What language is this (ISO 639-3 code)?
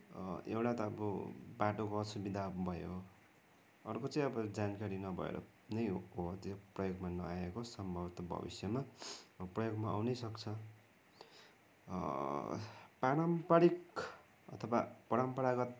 nep